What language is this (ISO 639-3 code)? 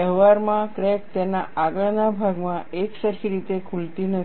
guj